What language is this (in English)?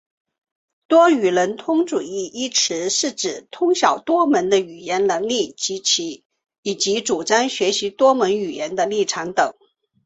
Chinese